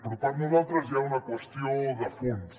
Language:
Catalan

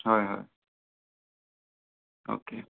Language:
Assamese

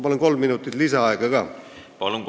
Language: Estonian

